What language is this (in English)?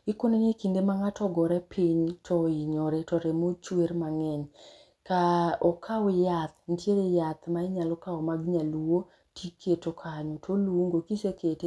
Luo (Kenya and Tanzania)